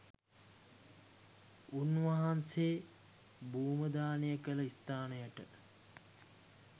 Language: Sinhala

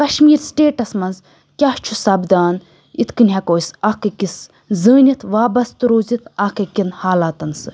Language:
Kashmiri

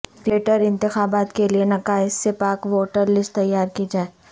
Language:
Urdu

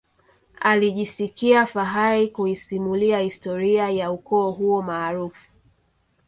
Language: Swahili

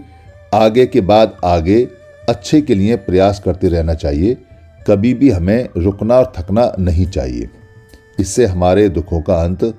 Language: Hindi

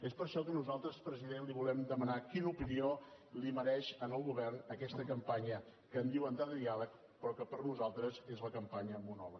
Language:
Catalan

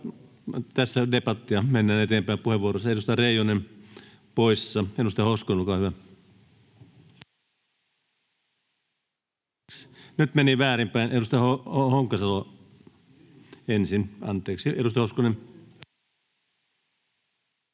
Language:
Finnish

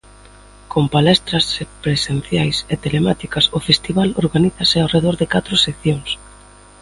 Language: Galician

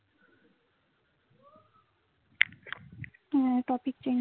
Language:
Bangla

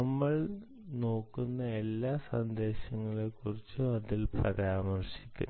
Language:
Malayalam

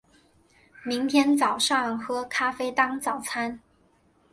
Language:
Chinese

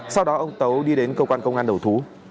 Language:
Vietnamese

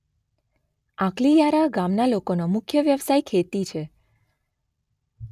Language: Gujarati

